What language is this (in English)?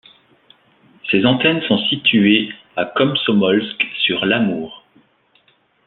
French